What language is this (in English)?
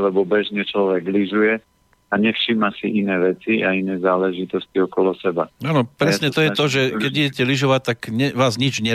Slovak